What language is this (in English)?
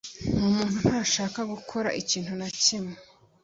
Kinyarwanda